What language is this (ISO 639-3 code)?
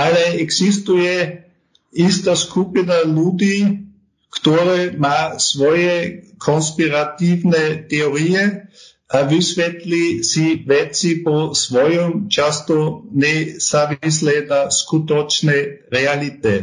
slk